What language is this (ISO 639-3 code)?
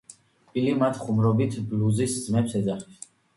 kat